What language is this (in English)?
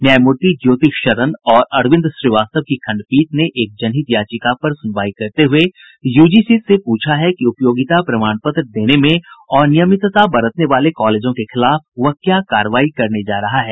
Hindi